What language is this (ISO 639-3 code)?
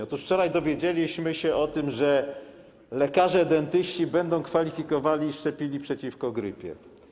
pol